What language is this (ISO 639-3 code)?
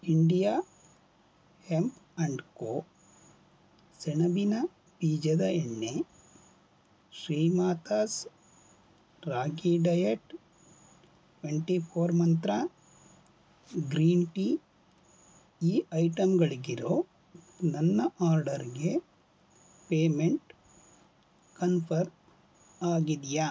kan